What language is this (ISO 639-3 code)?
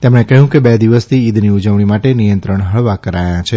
guj